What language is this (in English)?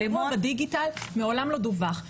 Hebrew